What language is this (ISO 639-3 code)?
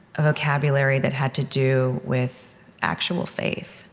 eng